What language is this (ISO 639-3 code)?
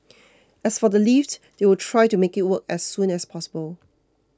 eng